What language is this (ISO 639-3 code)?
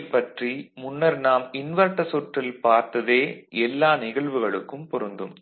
tam